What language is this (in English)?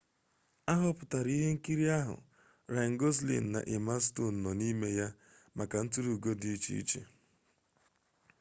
Igbo